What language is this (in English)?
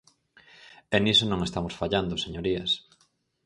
Galician